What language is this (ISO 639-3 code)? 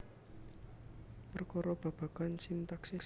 jav